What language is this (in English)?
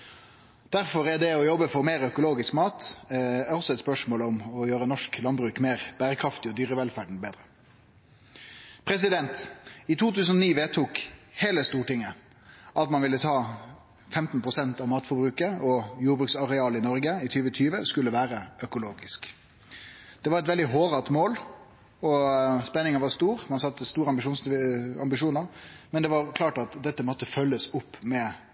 Norwegian Nynorsk